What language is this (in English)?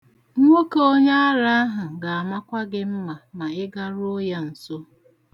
Igbo